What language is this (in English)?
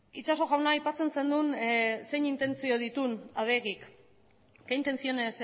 Basque